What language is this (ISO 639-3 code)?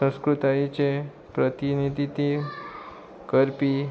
kok